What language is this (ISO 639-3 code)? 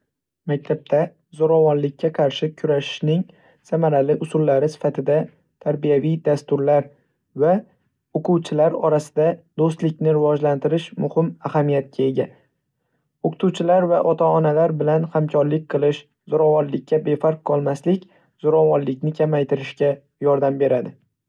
uzb